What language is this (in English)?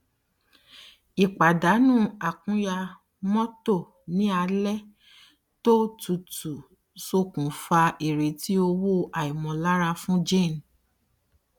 Yoruba